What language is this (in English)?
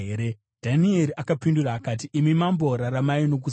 Shona